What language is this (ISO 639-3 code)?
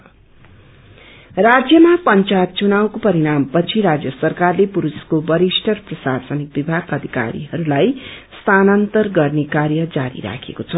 nep